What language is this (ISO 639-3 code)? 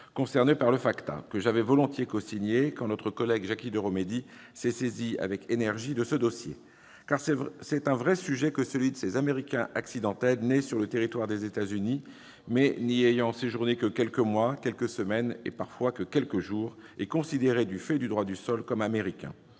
fra